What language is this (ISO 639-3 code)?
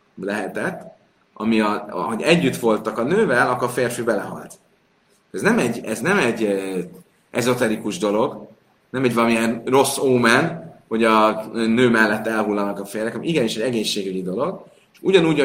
hun